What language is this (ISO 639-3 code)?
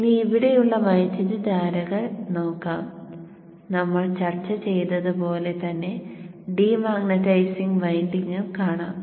mal